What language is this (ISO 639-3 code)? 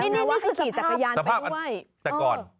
tha